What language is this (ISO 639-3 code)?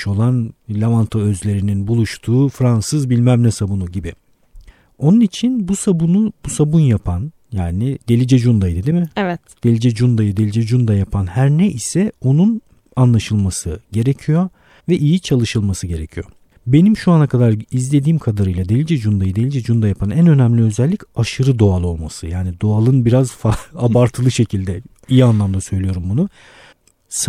tur